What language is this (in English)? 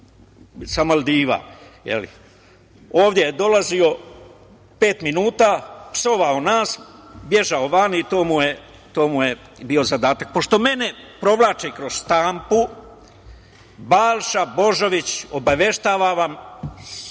Serbian